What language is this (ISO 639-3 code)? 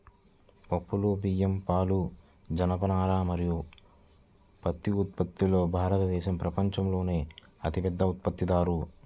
tel